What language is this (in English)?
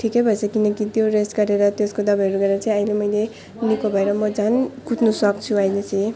Nepali